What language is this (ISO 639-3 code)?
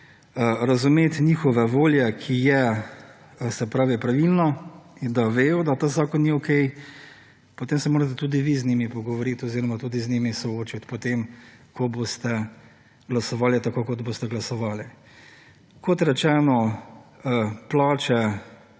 slv